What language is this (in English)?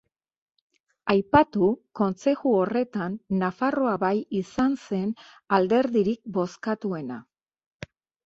Basque